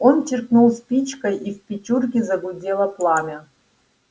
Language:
Russian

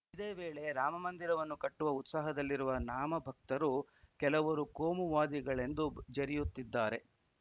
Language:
Kannada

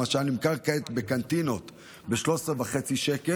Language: Hebrew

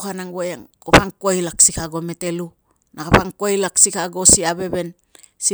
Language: Tungag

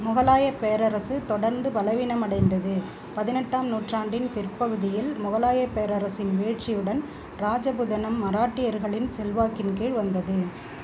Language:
Tamil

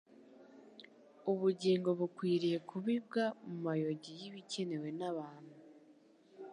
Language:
Kinyarwanda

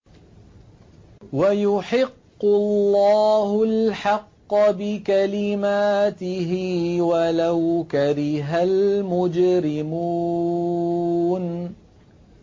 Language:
Arabic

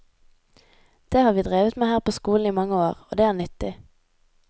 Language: Norwegian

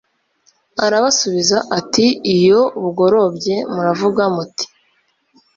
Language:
Kinyarwanda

